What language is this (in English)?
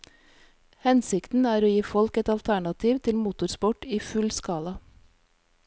Norwegian